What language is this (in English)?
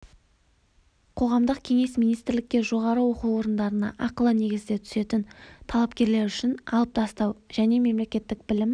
Kazakh